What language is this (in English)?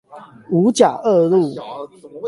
Chinese